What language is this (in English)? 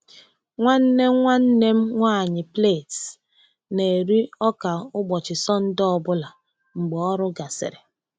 Igbo